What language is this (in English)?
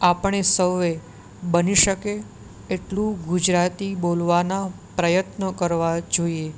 Gujarati